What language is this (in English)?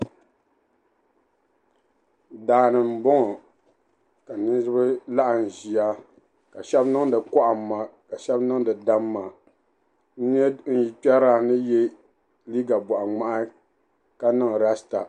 Dagbani